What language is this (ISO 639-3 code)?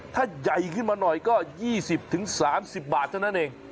tha